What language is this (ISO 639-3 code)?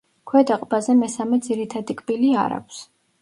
kat